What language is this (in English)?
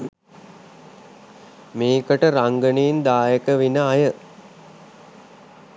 Sinhala